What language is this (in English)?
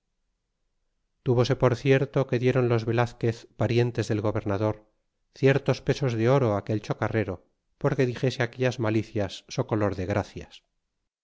Spanish